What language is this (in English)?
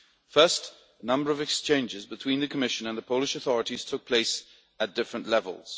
English